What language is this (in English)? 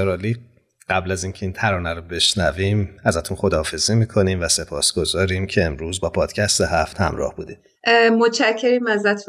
Persian